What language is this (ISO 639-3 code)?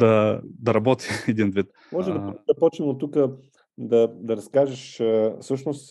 bul